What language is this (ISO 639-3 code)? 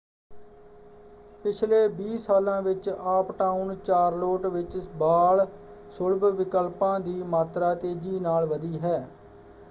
pan